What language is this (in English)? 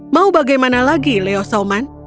Indonesian